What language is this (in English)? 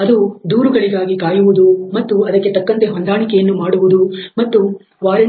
Kannada